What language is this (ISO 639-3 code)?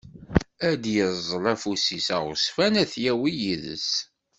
kab